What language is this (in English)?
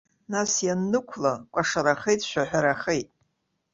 Abkhazian